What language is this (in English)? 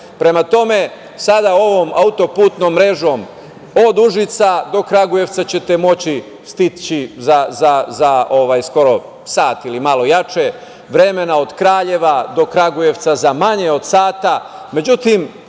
Serbian